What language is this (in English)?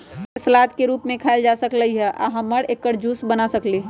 Magahi